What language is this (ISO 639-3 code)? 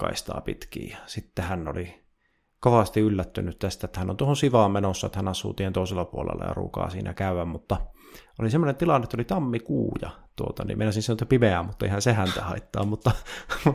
fin